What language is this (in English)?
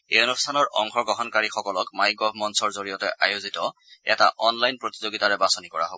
Assamese